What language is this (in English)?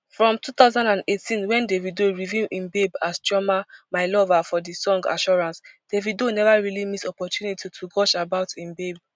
Nigerian Pidgin